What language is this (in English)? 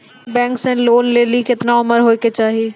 Maithili